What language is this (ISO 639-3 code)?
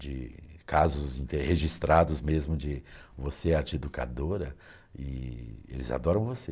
por